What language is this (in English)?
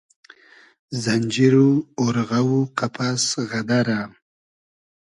Hazaragi